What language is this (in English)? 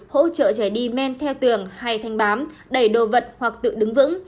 Vietnamese